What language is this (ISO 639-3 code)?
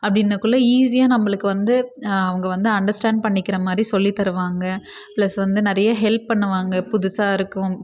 tam